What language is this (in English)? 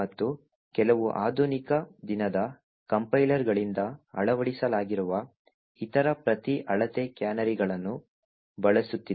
Kannada